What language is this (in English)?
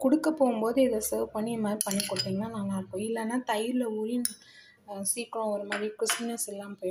Hindi